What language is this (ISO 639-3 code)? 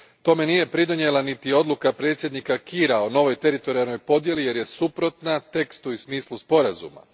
hrv